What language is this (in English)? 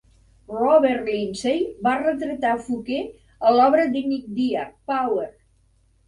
Catalan